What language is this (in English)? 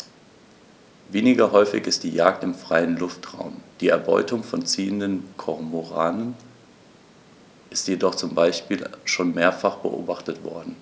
German